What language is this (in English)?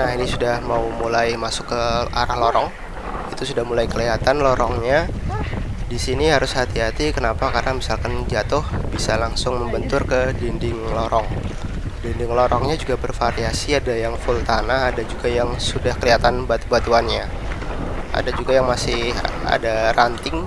Indonesian